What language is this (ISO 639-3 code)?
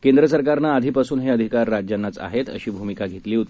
mar